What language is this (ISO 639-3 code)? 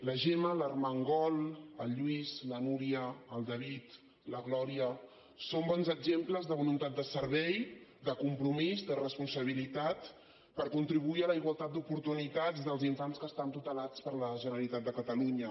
cat